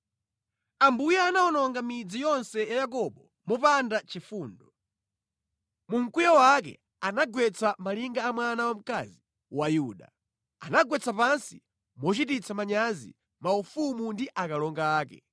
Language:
Nyanja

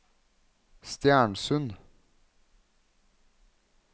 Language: Norwegian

